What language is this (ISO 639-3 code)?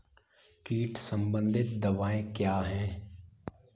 hin